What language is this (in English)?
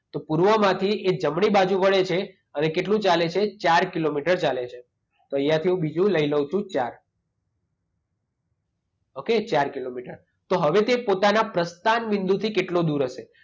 Gujarati